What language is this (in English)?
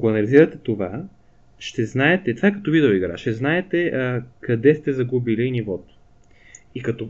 Bulgarian